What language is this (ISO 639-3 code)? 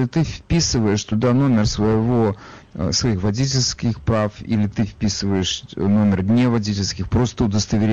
rus